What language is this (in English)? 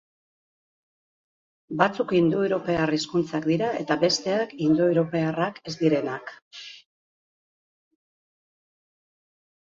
Basque